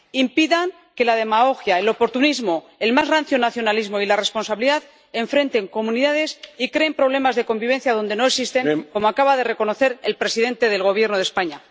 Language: Spanish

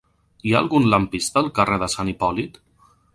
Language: Catalan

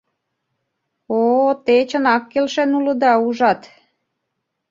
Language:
Mari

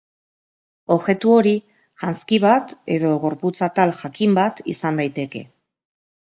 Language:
Basque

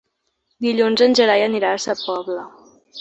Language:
Catalan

